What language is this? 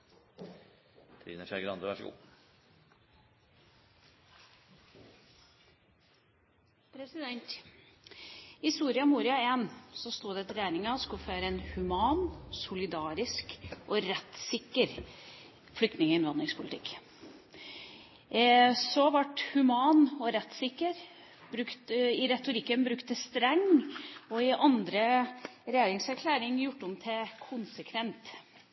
Norwegian Bokmål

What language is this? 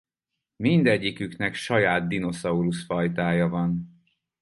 Hungarian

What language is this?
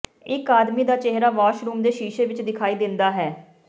Punjabi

